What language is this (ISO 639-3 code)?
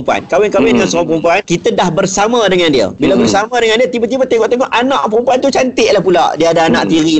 msa